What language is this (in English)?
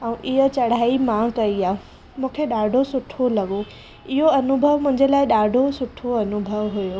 Sindhi